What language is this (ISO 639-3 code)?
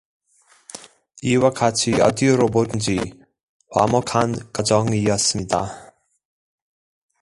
kor